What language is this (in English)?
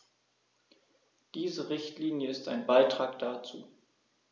German